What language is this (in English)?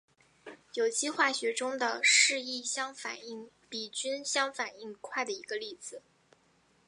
Chinese